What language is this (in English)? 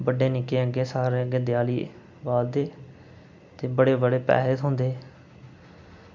Dogri